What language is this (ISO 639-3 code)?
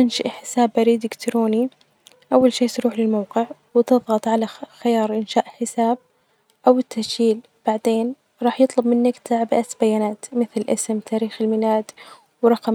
ars